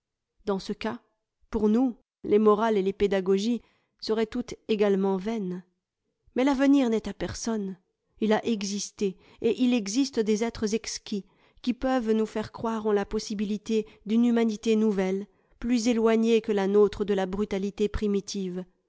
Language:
French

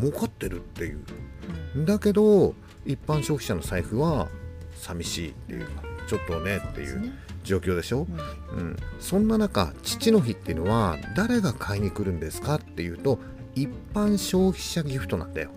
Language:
Japanese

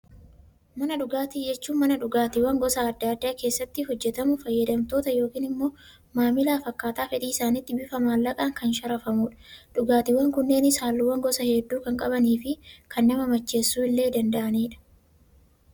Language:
Oromo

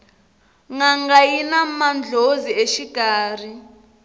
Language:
Tsonga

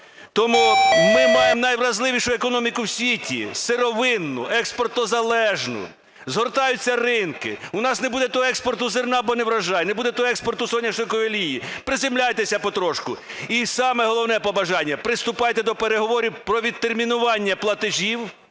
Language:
Ukrainian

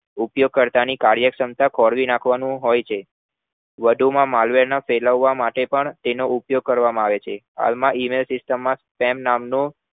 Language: Gujarati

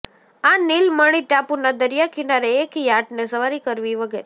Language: Gujarati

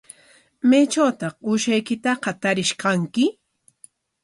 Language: Corongo Ancash Quechua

